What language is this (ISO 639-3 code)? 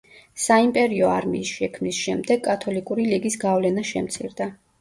kat